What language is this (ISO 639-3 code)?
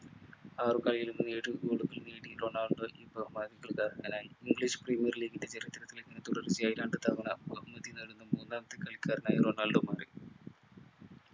mal